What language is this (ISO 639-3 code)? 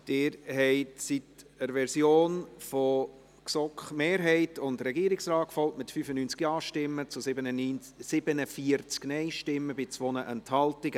gsw